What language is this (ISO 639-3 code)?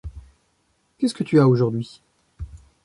fra